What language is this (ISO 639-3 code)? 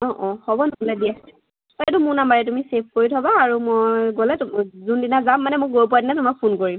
asm